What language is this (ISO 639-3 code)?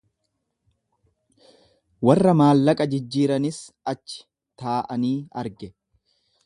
orm